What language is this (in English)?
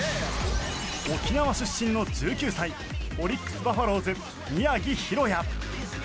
Japanese